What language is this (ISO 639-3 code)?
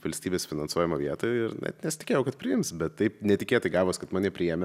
lit